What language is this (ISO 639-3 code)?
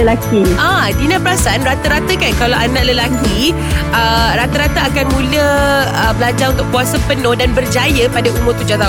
msa